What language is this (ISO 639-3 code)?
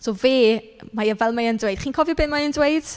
cym